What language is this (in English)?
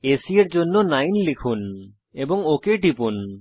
Bangla